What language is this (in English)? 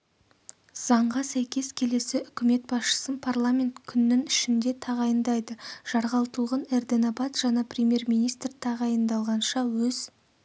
Kazakh